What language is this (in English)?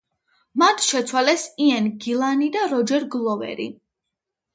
Georgian